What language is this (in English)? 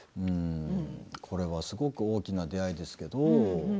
Japanese